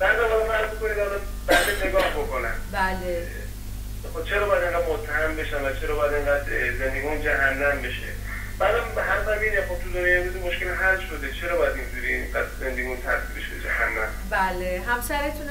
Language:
Persian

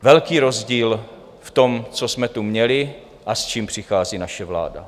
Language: Czech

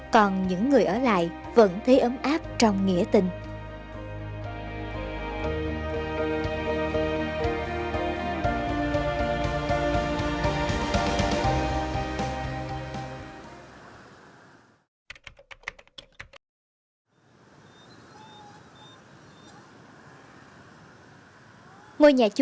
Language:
Vietnamese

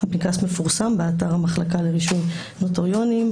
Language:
Hebrew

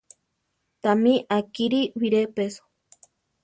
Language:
Central Tarahumara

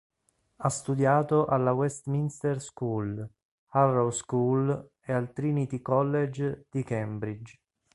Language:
Italian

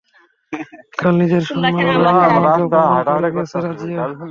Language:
Bangla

